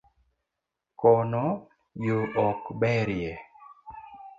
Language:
Luo (Kenya and Tanzania)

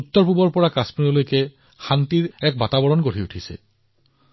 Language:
Assamese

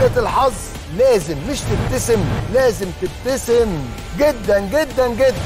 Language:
Arabic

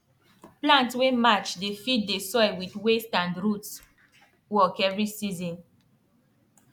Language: Nigerian Pidgin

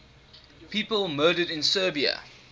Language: English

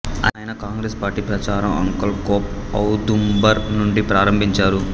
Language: Telugu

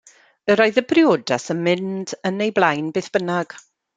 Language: Welsh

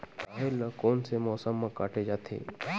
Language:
Chhattisgarhi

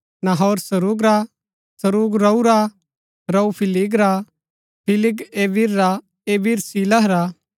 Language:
Gaddi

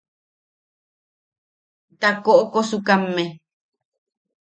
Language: Yaqui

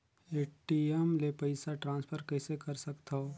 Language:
Chhattisgarhi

